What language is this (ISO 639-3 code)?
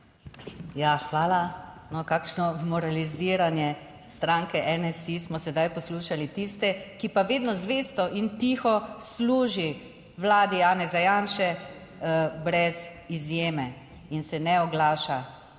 slv